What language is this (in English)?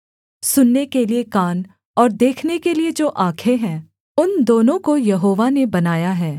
Hindi